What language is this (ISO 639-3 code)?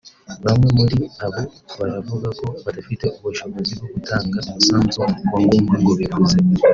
kin